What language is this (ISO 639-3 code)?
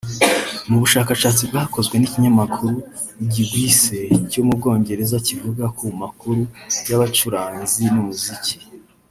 kin